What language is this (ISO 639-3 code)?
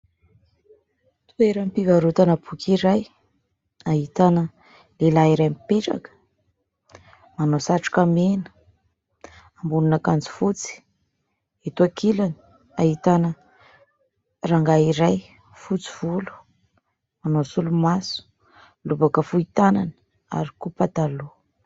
mlg